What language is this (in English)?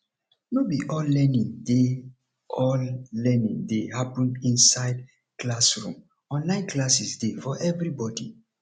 Nigerian Pidgin